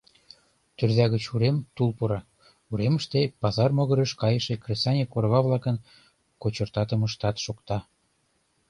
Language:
Mari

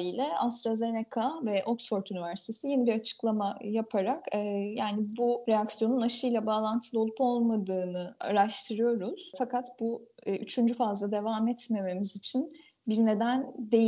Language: Turkish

